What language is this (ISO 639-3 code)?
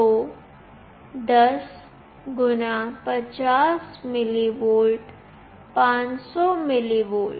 hin